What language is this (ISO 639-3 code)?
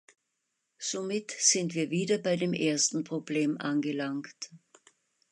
deu